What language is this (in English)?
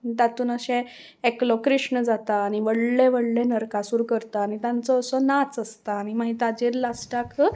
Konkani